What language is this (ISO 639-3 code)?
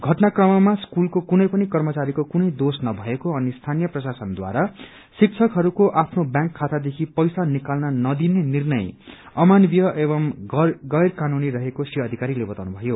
nep